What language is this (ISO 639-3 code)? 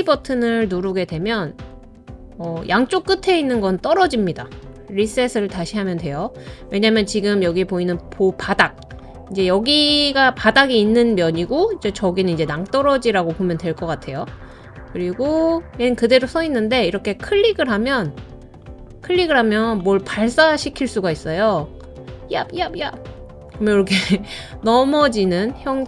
kor